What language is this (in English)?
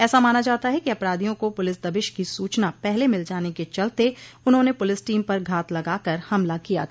Hindi